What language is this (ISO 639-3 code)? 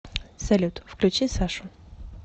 rus